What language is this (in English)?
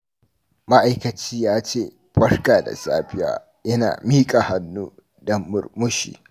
Hausa